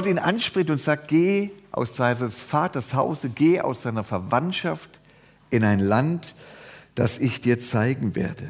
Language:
German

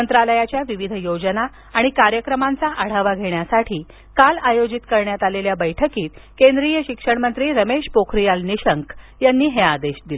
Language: Marathi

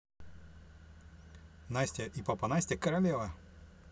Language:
Russian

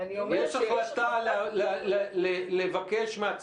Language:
Hebrew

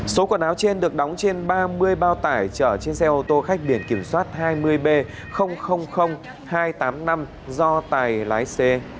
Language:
Vietnamese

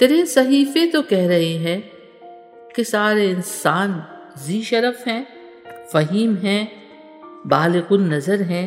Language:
Urdu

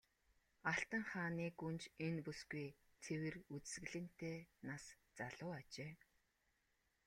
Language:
Mongolian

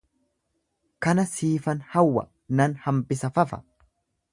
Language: Oromo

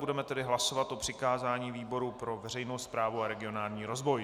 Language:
Czech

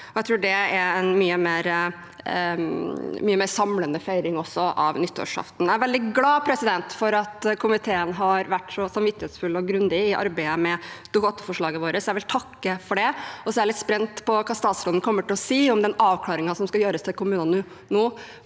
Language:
Norwegian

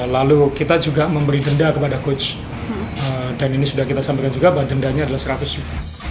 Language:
Indonesian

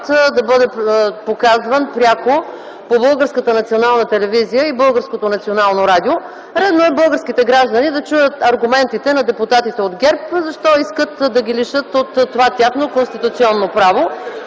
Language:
Bulgarian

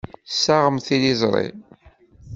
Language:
Kabyle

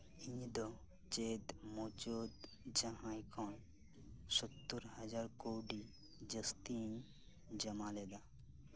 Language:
Santali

